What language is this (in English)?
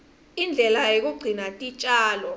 Swati